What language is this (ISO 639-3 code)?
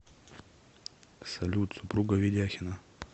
rus